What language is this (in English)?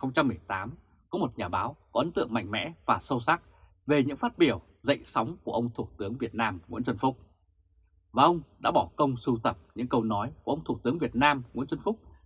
Vietnamese